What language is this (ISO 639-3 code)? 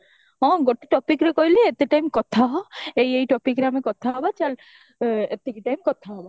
ori